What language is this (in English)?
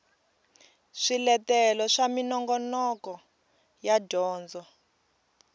Tsonga